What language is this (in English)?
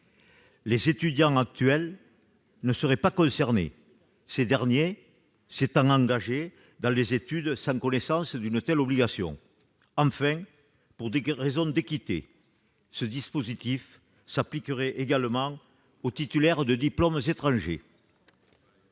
French